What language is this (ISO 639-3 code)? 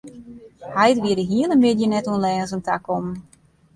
fry